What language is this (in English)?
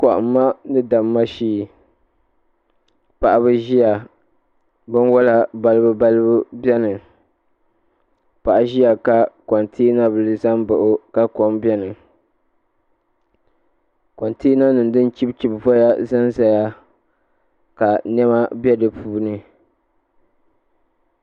Dagbani